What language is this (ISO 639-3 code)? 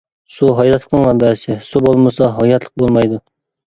uig